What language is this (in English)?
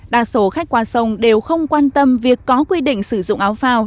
Vietnamese